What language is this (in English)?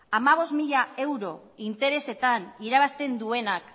Basque